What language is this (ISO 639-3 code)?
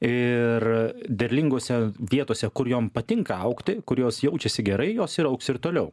lit